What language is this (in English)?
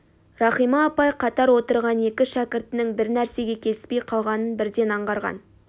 Kazakh